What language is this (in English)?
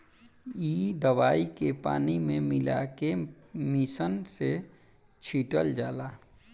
Bhojpuri